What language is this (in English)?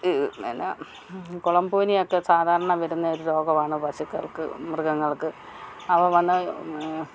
Malayalam